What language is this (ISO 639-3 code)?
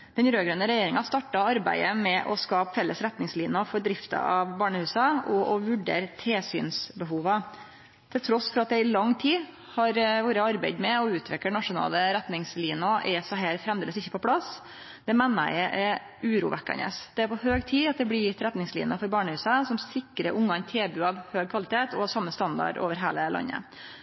nno